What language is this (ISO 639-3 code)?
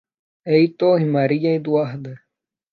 por